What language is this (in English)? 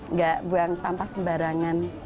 Indonesian